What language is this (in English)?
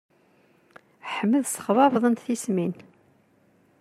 Kabyle